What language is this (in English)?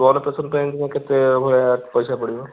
Odia